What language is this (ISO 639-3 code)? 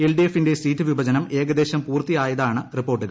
mal